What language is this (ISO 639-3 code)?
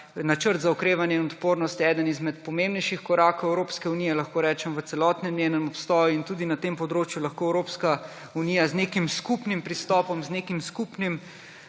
slv